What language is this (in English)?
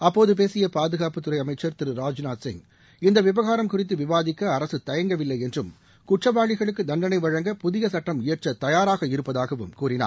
Tamil